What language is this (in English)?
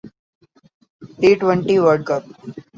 Urdu